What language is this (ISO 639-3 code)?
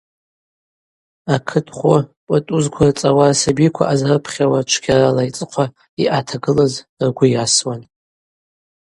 abq